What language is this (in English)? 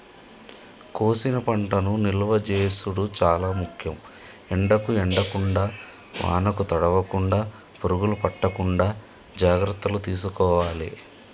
Telugu